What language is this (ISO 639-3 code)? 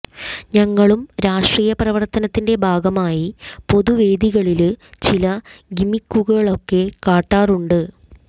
mal